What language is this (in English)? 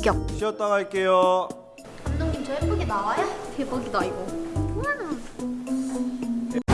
Korean